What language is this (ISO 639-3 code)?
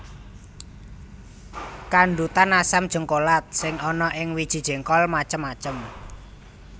jav